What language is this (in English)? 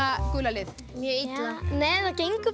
Icelandic